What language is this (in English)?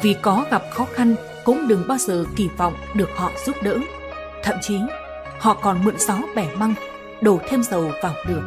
Vietnamese